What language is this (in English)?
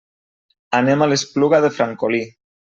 Catalan